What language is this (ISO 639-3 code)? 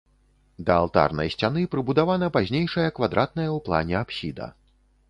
bel